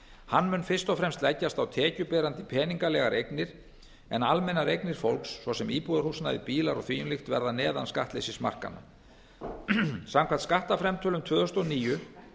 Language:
Icelandic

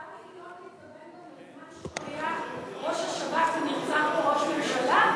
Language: Hebrew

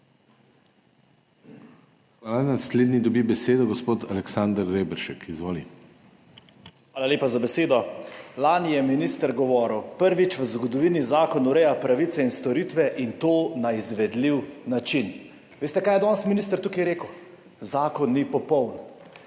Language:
Slovenian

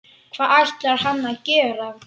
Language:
Icelandic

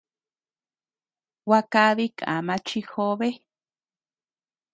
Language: Tepeuxila Cuicatec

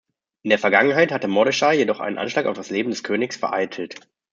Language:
German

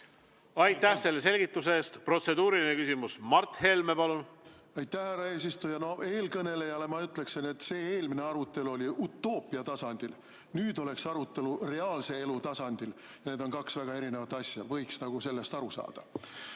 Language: Estonian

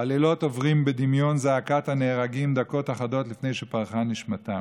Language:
Hebrew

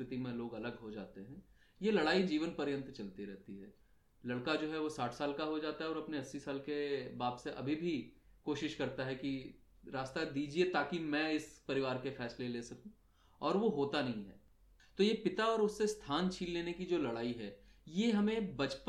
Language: Hindi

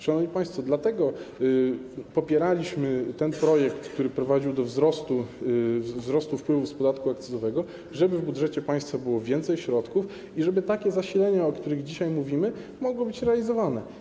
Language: Polish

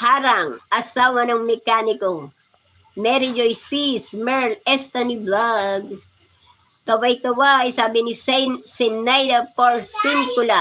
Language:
Filipino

